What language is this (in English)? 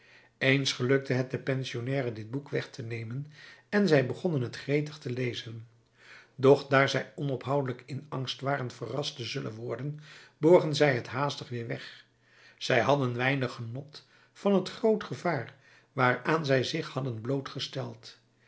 Dutch